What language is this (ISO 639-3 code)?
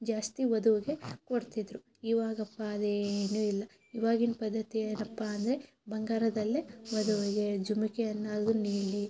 kan